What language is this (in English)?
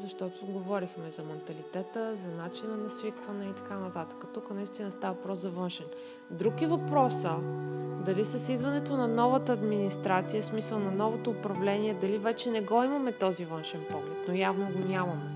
Bulgarian